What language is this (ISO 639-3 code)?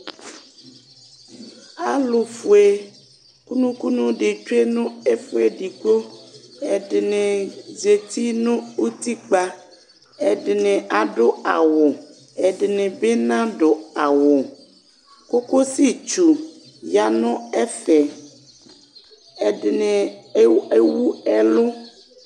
kpo